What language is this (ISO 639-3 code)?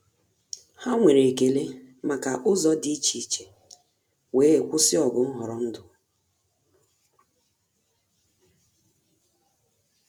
ibo